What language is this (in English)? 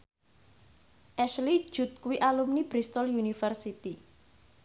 Javanese